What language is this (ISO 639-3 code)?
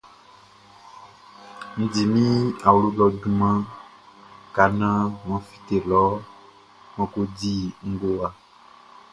bci